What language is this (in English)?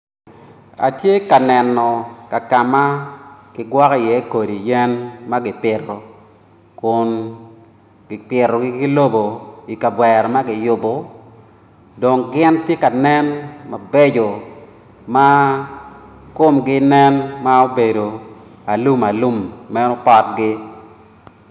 Acoli